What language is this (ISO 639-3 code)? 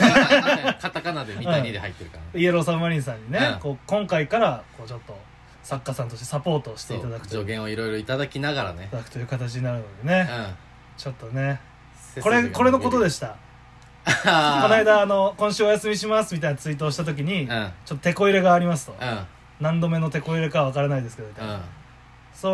jpn